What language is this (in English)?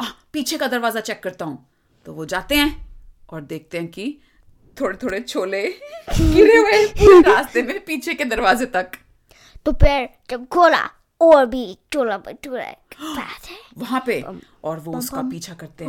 Hindi